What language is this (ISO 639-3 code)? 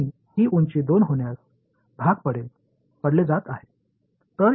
tam